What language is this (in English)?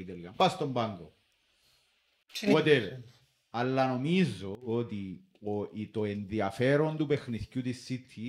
Greek